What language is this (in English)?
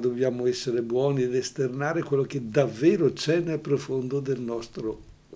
Italian